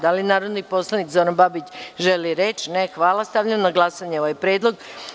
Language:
Serbian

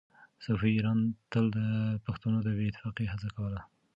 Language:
Pashto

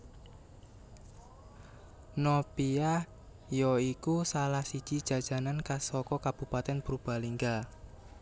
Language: Javanese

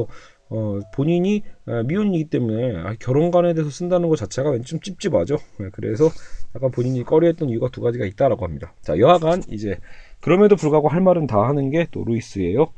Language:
Korean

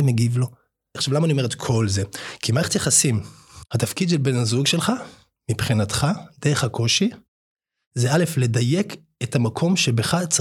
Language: Hebrew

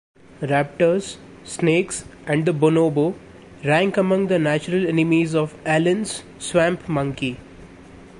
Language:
English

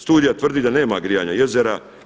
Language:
Croatian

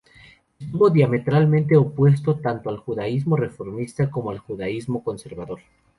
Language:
Spanish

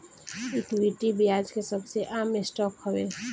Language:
Bhojpuri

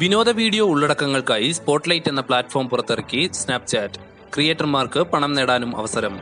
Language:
Malayalam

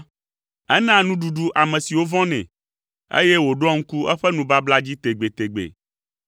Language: Ewe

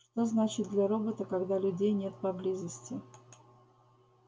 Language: Russian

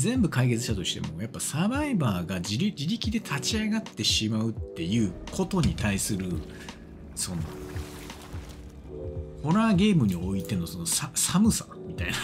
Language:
Japanese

